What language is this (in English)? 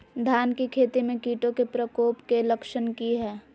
Magahi